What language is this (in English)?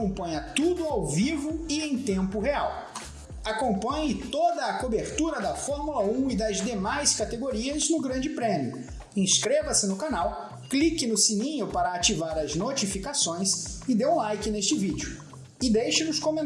Portuguese